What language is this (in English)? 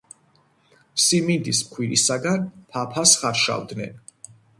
Georgian